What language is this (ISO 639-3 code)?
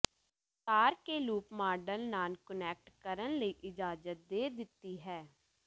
pan